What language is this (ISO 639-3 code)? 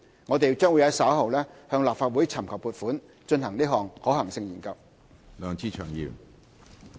yue